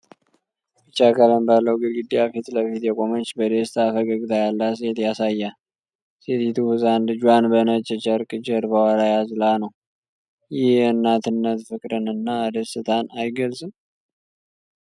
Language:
Amharic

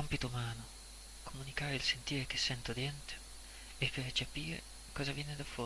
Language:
Italian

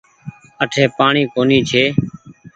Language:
Goaria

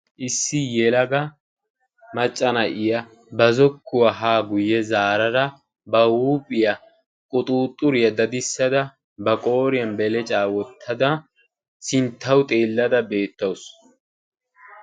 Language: Wolaytta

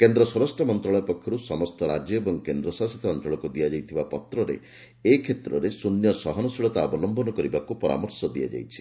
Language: Odia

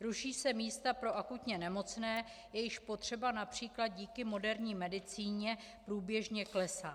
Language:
Czech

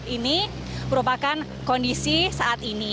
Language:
Indonesian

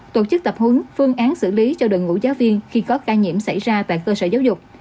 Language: Vietnamese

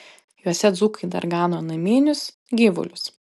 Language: Lithuanian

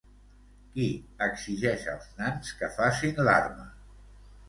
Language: Catalan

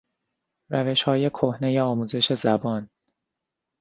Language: Persian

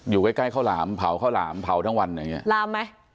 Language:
Thai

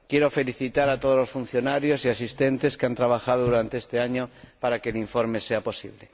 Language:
Spanish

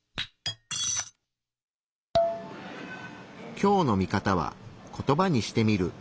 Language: Japanese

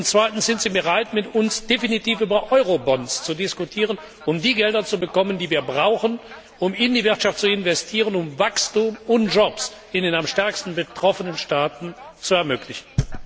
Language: German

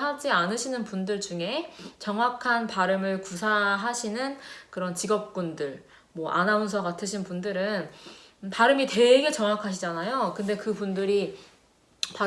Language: Korean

